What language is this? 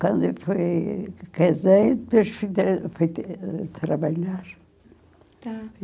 Portuguese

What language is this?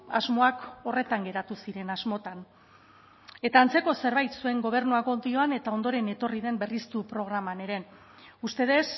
Basque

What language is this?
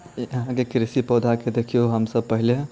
Maithili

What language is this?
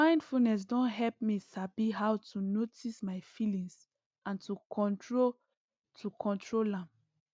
Nigerian Pidgin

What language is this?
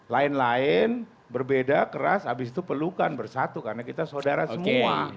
Indonesian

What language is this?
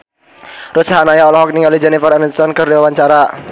Sundanese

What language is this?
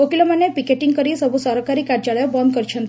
Odia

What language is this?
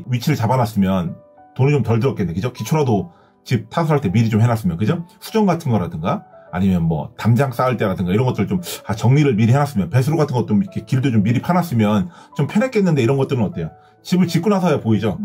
Korean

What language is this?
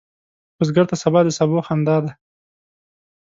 Pashto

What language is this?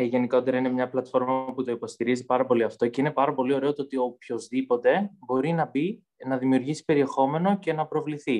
Greek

